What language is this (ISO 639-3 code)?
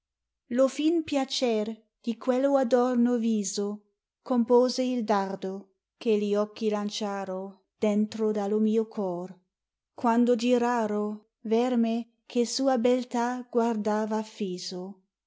ita